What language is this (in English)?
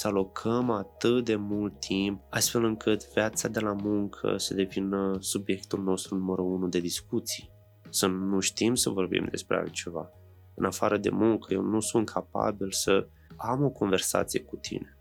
Romanian